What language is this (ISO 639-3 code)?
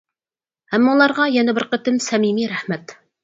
uig